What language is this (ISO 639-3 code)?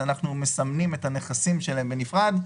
heb